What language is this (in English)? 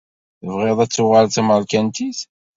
Kabyle